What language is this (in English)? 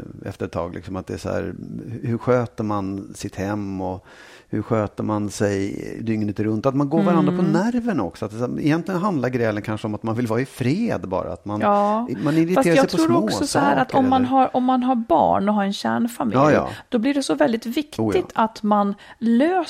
Swedish